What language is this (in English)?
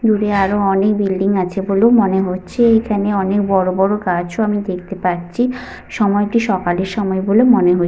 Bangla